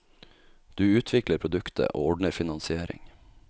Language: Norwegian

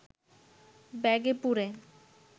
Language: Bangla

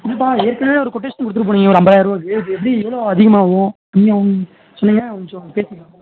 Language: Tamil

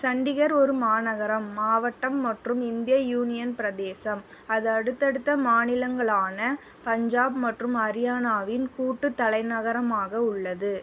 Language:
Tamil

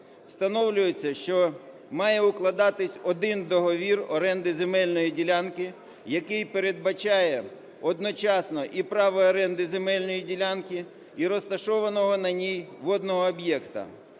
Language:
Ukrainian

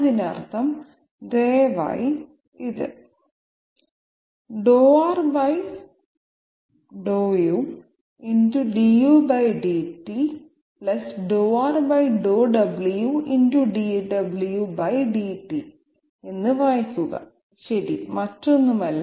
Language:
Malayalam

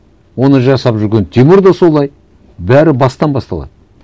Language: Kazakh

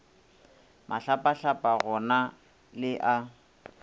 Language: Northern Sotho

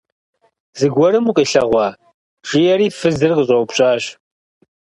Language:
Kabardian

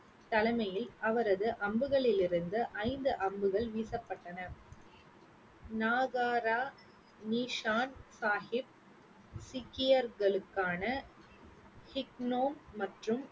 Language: Tamil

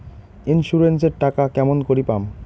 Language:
Bangla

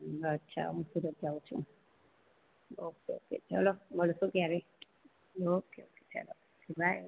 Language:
Gujarati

